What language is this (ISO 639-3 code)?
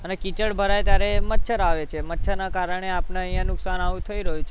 guj